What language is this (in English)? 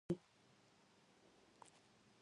Pashto